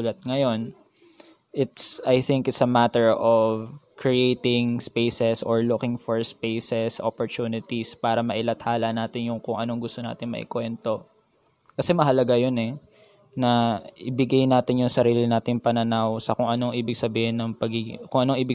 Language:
Filipino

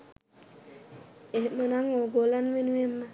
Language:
Sinhala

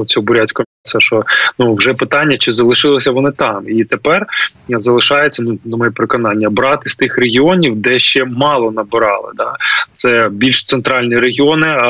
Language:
Ukrainian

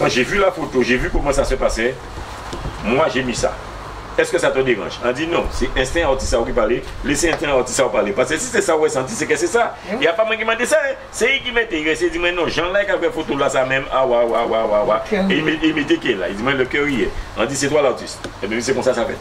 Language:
French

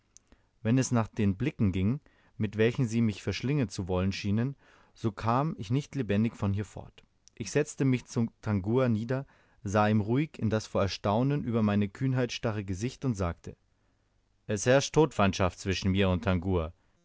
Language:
German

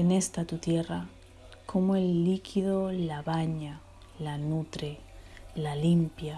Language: Spanish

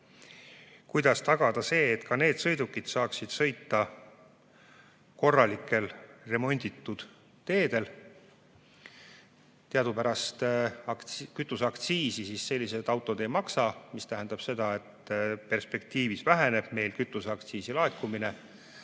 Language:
Estonian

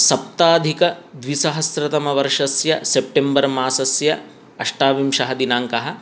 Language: Sanskrit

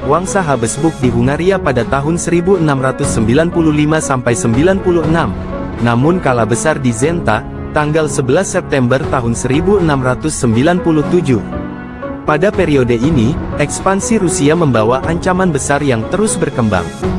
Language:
Indonesian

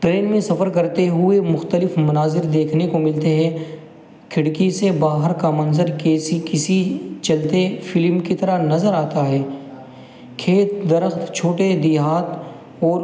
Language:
Urdu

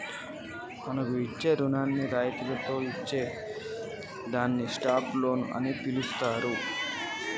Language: Telugu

